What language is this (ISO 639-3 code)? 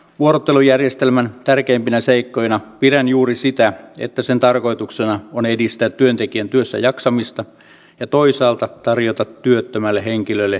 fin